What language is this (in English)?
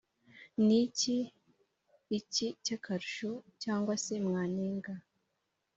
Kinyarwanda